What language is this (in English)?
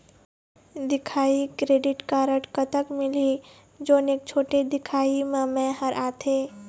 Chhattisgarhi